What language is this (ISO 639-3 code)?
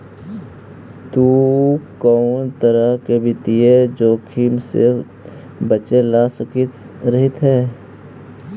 mag